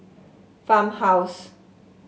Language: English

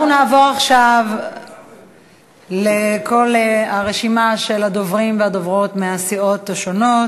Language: Hebrew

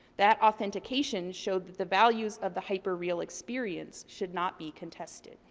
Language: English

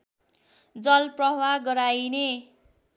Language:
Nepali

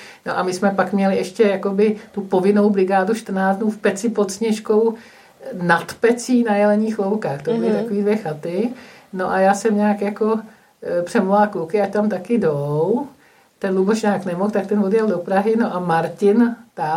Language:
Czech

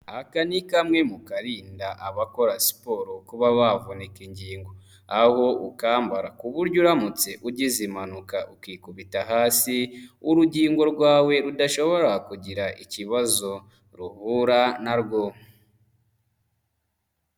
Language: Kinyarwanda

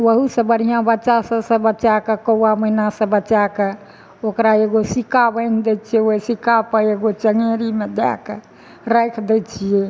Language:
Maithili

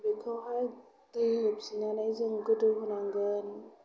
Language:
Bodo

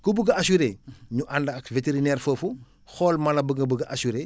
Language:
Wolof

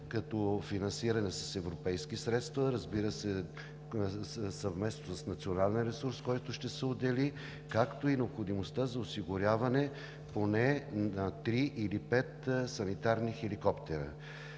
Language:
Bulgarian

